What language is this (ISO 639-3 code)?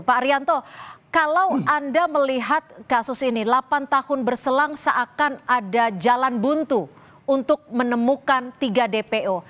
ind